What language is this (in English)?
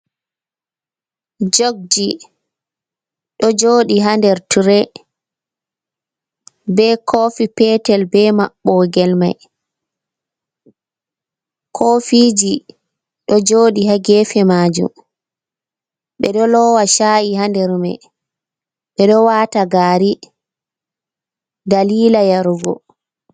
Fula